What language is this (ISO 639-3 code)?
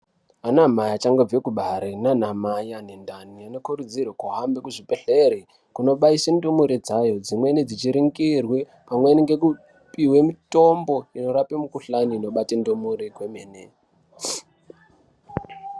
ndc